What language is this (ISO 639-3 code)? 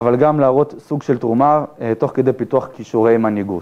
heb